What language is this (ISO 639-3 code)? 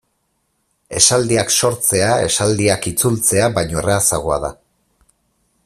eus